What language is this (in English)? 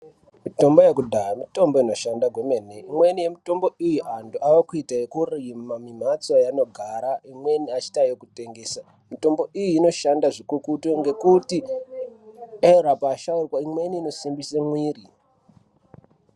Ndau